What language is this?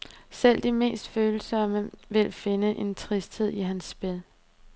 Danish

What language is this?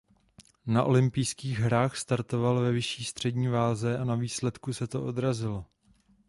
Czech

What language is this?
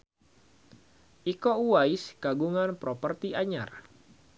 Sundanese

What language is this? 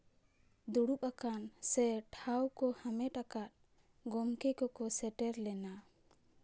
Santali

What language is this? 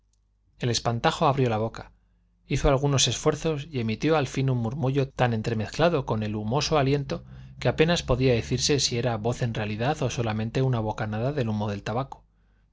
Spanish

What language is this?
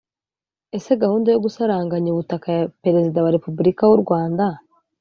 Kinyarwanda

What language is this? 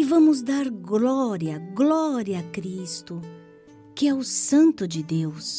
Portuguese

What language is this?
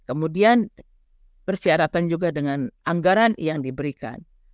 Indonesian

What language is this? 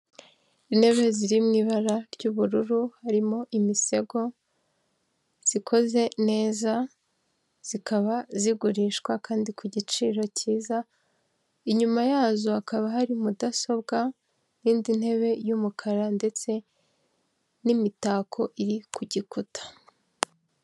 Kinyarwanda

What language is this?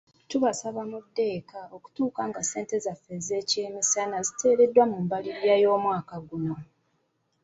Ganda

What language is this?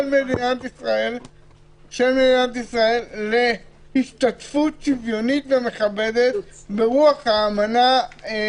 Hebrew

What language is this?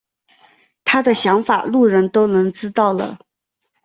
Chinese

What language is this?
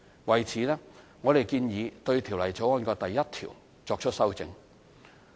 Cantonese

